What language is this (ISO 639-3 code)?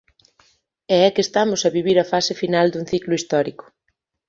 glg